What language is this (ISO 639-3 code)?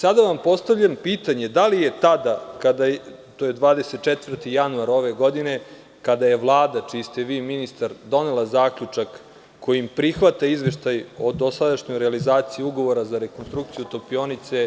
srp